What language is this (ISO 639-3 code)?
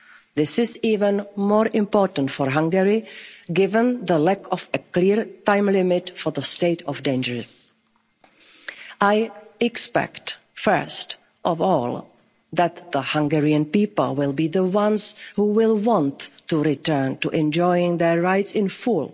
eng